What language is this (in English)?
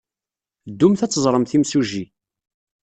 Kabyle